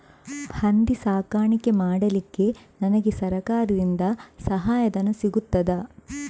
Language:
Kannada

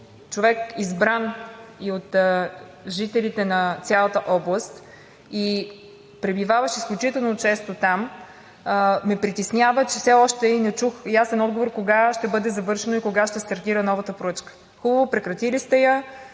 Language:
Bulgarian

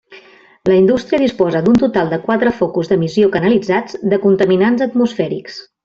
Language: Catalan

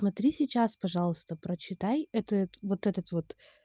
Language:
Russian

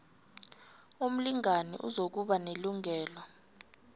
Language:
South Ndebele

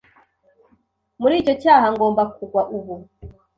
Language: Kinyarwanda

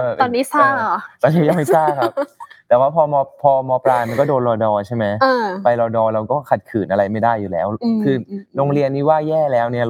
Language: Thai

